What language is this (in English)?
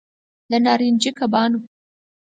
Pashto